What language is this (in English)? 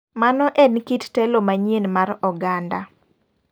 Luo (Kenya and Tanzania)